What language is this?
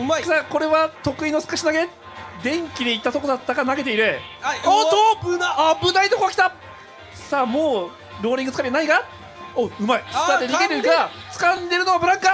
Japanese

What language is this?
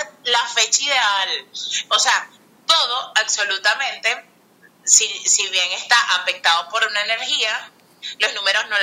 Spanish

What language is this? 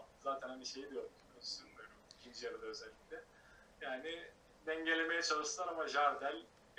Turkish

